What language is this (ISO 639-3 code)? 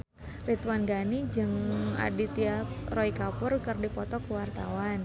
sun